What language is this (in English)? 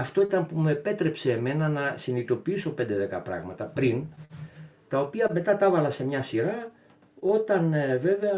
Greek